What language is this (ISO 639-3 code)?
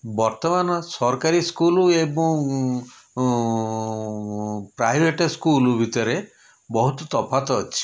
ori